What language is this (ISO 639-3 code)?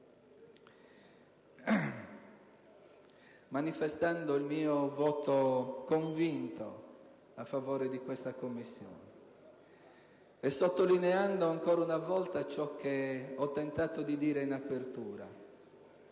ita